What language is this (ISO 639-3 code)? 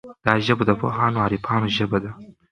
pus